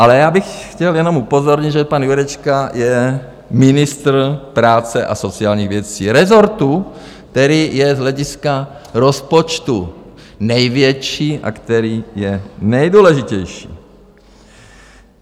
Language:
Czech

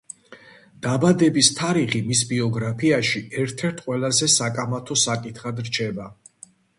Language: Georgian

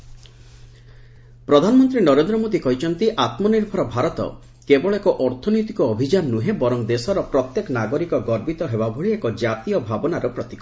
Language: Odia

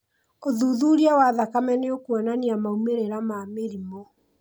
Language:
Kikuyu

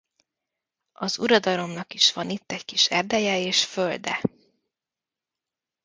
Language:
Hungarian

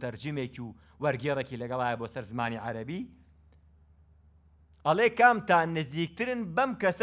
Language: Arabic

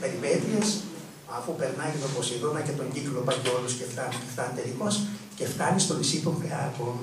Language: Greek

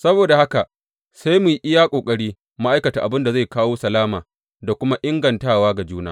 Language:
Hausa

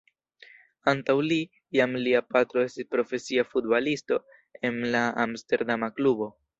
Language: Esperanto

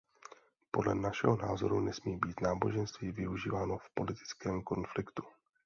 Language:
Czech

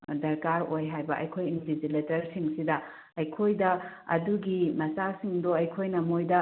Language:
Manipuri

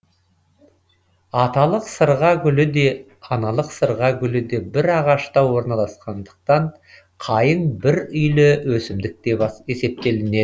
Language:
Kazakh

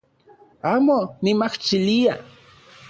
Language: Central Puebla Nahuatl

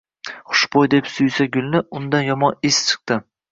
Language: Uzbek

